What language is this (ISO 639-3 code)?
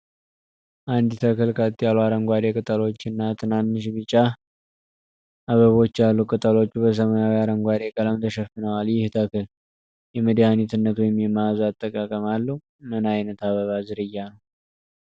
amh